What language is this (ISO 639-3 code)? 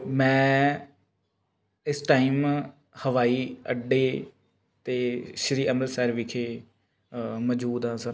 pan